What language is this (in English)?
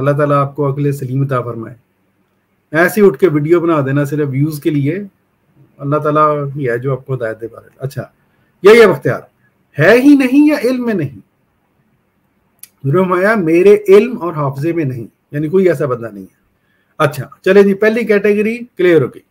Hindi